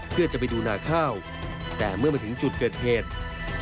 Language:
Thai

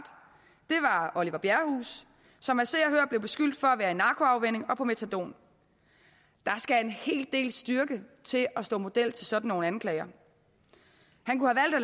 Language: Danish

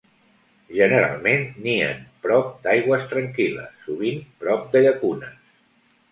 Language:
Catalan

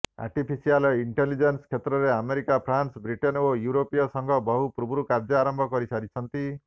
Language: Odia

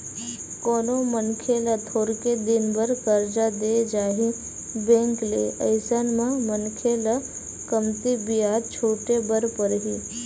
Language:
Chhattisgarhi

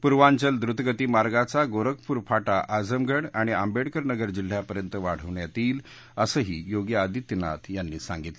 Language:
Marathi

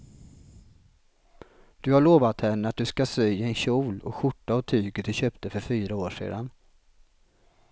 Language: Swedish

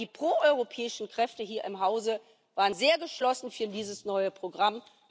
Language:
German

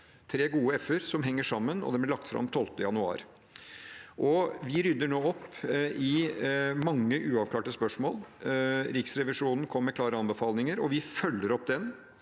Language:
Norwegian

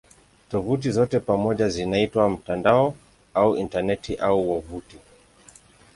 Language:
Swahili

